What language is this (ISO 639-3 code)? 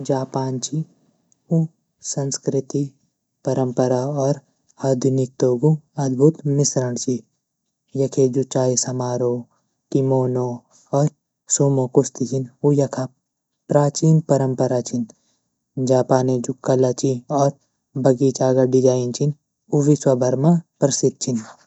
gbm